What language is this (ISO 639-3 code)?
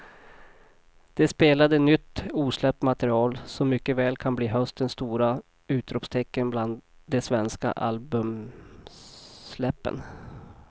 swe